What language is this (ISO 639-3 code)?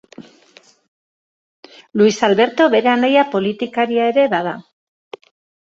eus